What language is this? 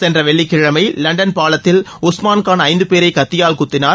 Tamil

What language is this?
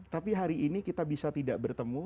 Indonesian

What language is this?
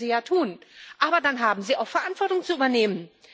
German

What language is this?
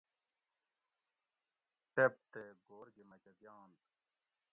Gawri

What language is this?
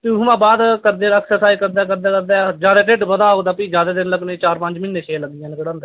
Dogri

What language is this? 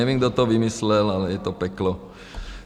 Czech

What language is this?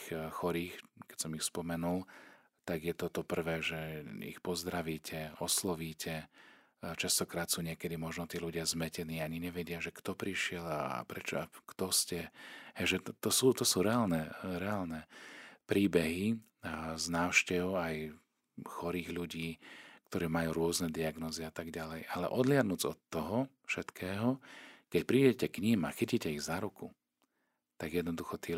Slovak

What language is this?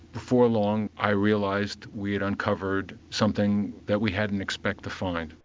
English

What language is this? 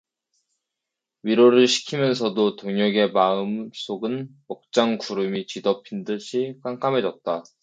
Korean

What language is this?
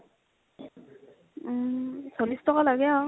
Assamese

